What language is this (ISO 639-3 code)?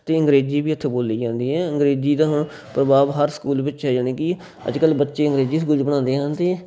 pan